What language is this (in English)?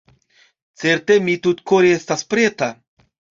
Esperanto